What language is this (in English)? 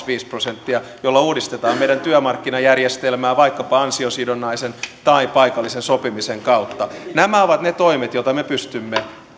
Finnish